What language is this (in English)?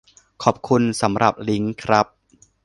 Thai